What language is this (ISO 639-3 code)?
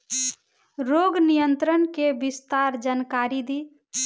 bho